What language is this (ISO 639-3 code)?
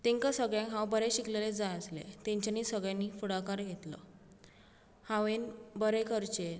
kok